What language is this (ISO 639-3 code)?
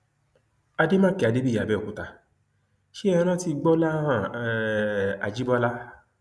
yor